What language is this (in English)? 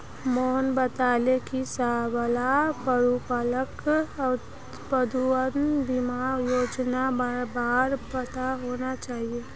Magahi